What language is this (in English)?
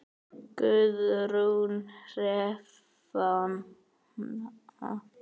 Icelandic